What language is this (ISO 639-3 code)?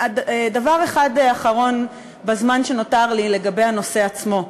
heb